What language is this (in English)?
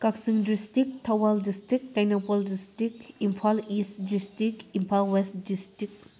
Manipuri